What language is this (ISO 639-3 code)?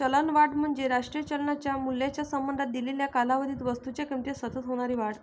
mar